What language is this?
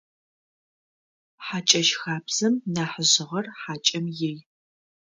Adyghe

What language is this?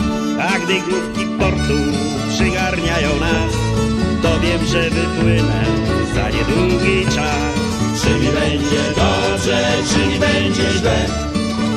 Polish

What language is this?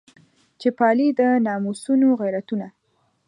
Pashto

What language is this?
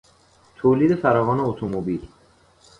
Persian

